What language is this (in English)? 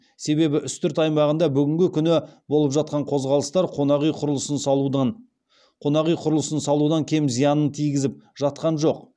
Kazakh